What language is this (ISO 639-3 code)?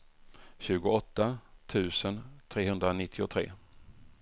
swe